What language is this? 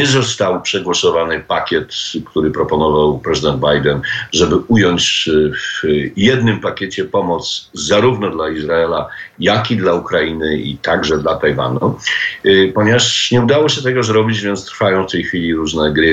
Polish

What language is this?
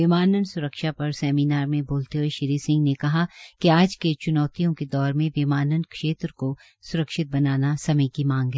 Hindi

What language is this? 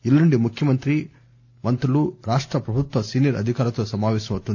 Telugu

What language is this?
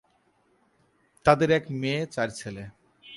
Bangla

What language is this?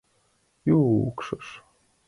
Mari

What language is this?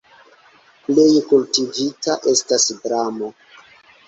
Esperanto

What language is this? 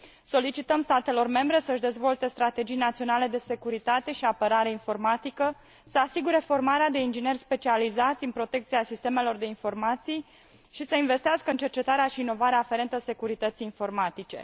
Romanian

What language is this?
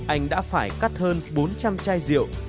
Vietnamese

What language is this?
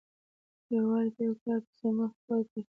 Pashto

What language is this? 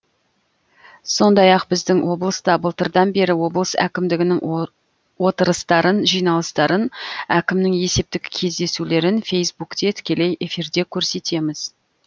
Kazakh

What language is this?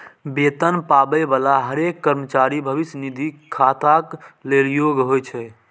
Maithili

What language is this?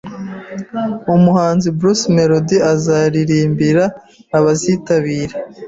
Kinyarwanda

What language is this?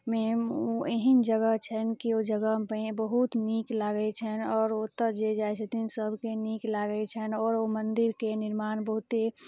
Maithili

